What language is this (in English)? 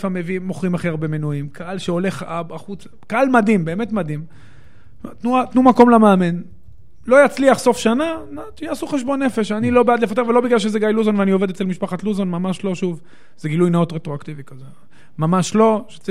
Hebrew